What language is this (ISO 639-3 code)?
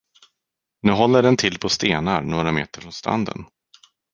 swe